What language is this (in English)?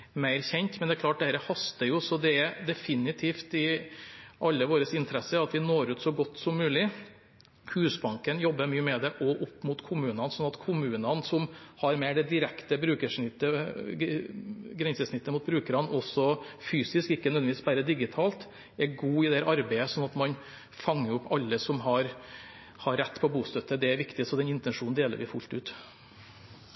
Norwegian Bokmål